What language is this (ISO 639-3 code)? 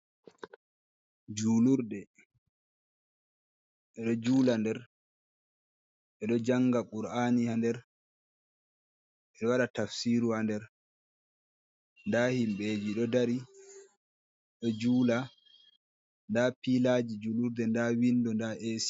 ful